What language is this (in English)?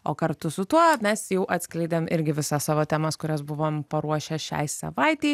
Lithuanian